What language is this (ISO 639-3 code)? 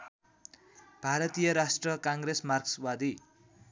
nep